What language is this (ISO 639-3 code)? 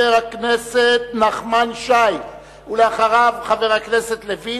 heb